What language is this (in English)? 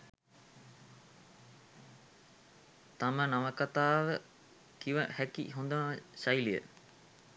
Sinhala